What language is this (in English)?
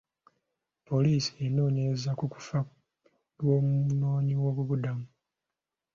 Ganda